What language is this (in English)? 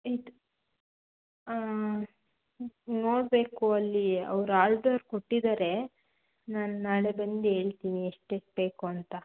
Kannada